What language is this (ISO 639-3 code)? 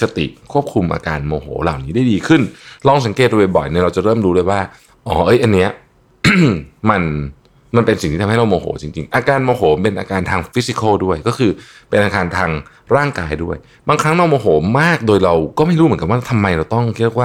tha